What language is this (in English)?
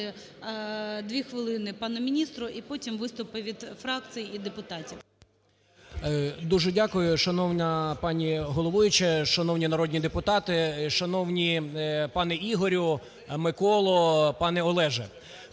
Ukrainian